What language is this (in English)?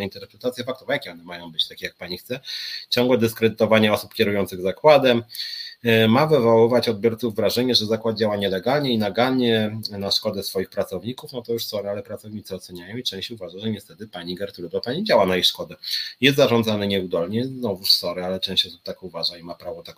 Polish